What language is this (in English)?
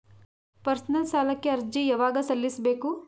Kannada